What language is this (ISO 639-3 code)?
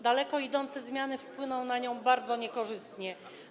pol